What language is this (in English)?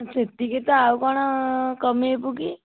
Odia